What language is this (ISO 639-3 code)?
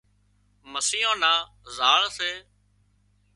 kxp